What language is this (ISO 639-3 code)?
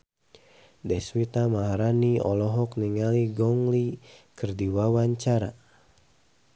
sun